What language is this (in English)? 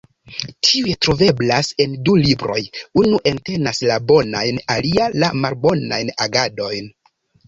Esperanto